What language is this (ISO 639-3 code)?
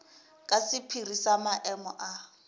nso